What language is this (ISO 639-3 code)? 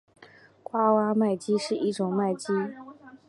zho